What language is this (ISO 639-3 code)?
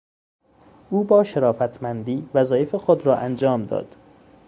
fas